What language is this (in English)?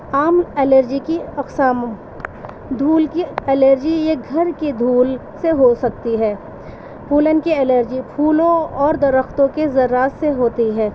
Urdu